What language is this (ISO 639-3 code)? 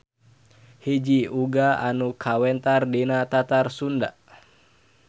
sun